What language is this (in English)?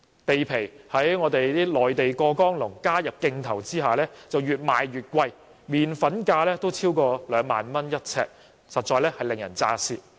Cantonese